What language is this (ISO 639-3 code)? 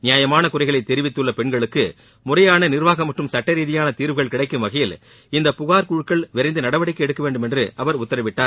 tam